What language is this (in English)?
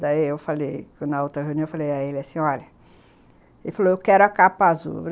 Portuguese